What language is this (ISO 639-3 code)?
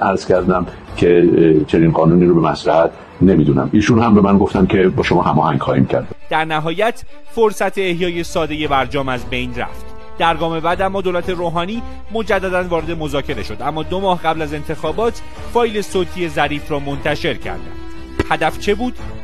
fas